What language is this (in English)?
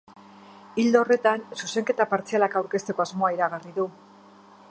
Basque